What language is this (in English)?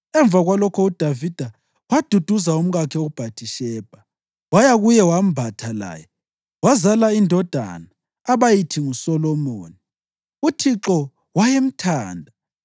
North Ndebele